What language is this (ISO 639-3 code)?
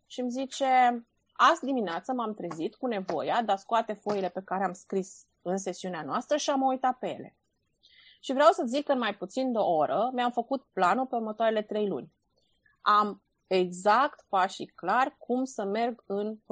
ron